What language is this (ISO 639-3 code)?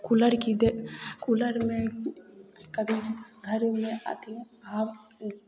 mai